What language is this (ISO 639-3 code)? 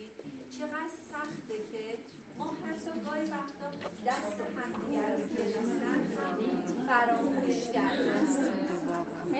fas